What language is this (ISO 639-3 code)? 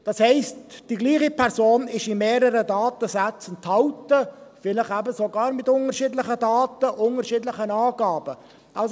gsw